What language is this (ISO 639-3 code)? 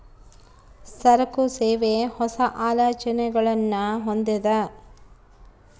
kan